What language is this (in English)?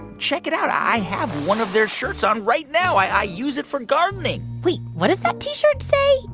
English